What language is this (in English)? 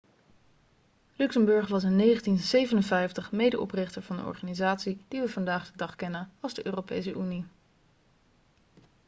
Dutch